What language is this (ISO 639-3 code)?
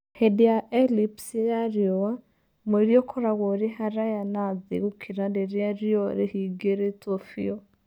kik